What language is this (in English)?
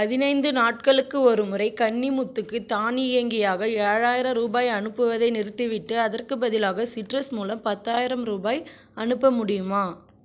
Tamil